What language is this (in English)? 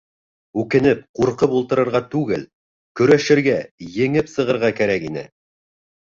Bashkir